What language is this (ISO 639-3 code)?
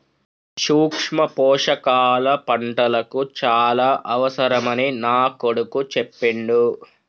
tel